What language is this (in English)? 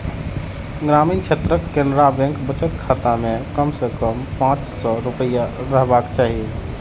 Maithili